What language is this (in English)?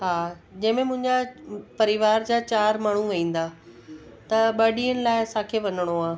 Sindhi